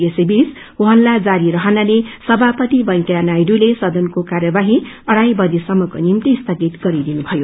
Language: Nepali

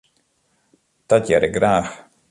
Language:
Western Frisian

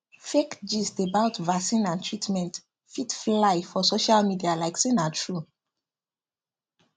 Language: Nigerian Pidgin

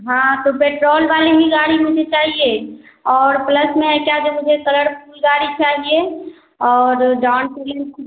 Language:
Hindi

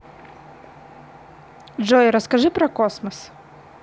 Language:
Russian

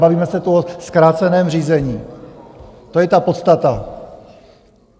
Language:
Czech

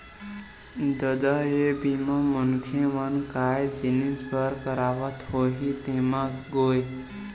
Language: Chhattisgarhi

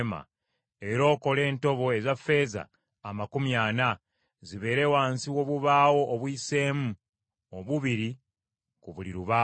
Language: Ganda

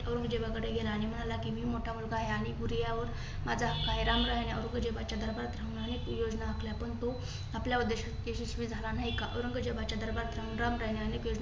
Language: Marathi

